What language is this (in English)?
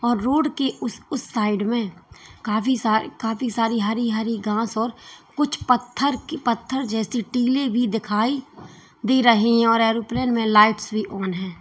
Hindi